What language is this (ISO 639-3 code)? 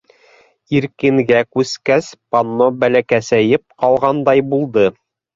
bak